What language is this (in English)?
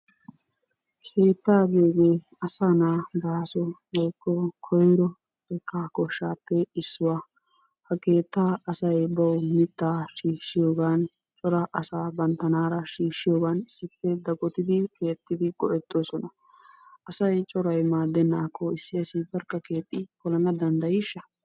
Wolaytta